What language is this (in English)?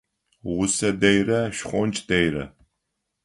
Adyghe